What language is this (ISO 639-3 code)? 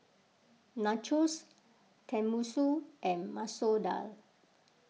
eng